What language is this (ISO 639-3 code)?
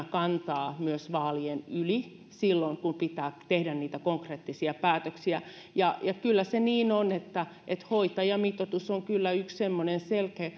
fin